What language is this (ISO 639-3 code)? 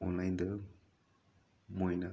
mni